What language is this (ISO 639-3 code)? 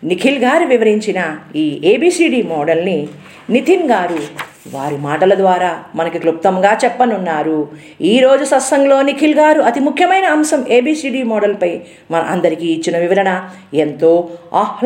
tel